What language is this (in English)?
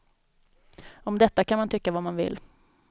Swedish